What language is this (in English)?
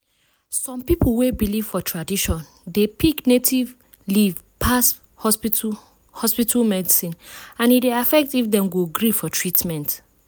Nigerian Pidgin